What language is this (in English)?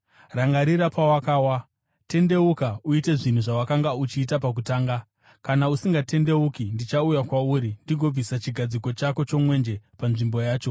Shona